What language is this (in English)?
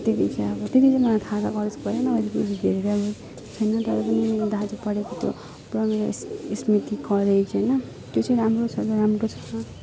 Nepali